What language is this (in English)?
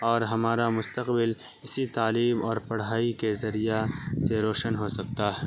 Urdu